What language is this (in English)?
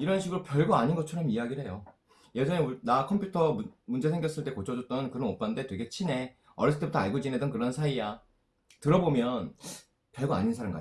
Korean